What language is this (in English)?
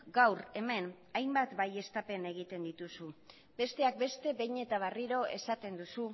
Basque